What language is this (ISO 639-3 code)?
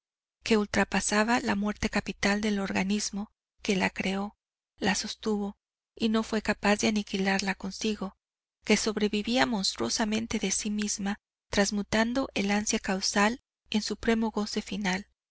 spa